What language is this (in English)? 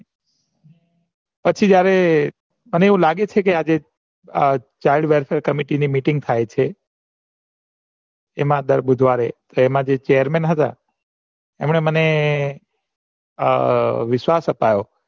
Gujarati